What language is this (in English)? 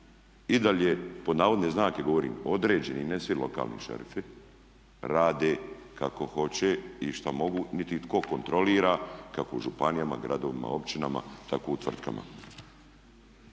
Croatian